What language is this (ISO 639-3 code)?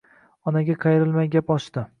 uzb